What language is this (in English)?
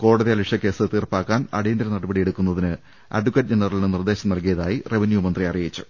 Malayalam